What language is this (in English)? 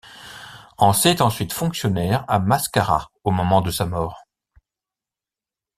French